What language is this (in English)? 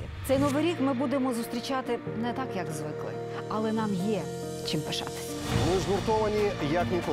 Ukrainian